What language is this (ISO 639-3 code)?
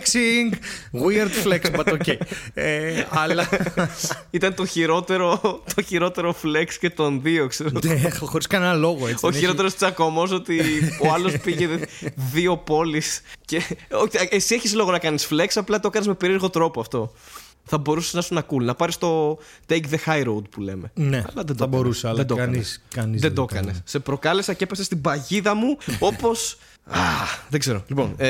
ell